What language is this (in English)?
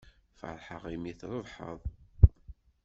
Kabyle